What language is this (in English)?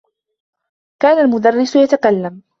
Arabic